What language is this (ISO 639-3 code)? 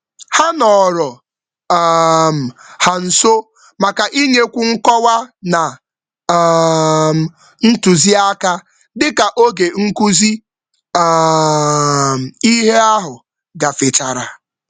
ibo